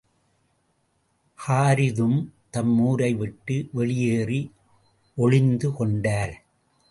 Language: Tamil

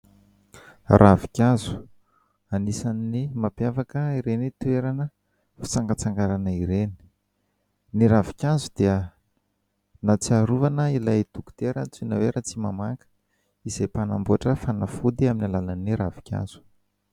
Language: Malagasy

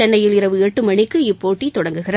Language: Tamil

